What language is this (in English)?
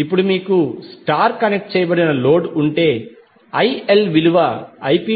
Telugu